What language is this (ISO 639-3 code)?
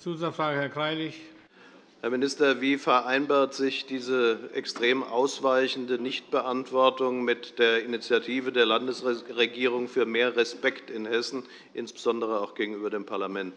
deu